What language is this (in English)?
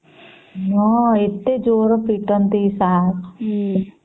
Odia